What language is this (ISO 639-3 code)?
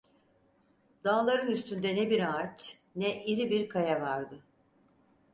tur